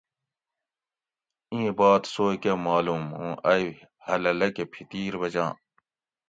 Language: Gawri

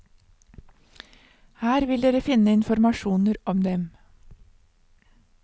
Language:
Norwegian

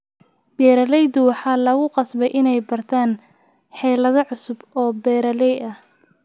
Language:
Somali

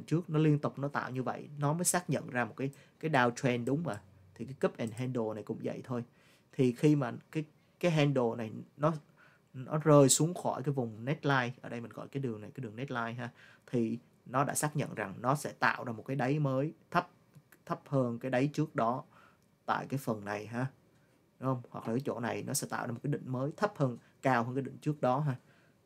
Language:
Vietnamese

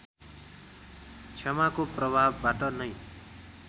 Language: Nepali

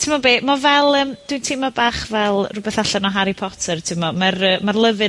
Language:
Welsh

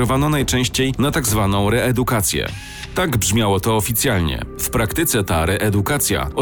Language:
Polish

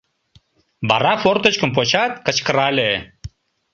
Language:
Mari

